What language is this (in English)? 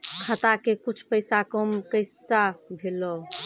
Maithili